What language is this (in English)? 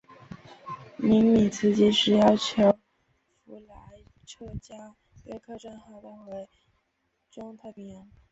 Chinese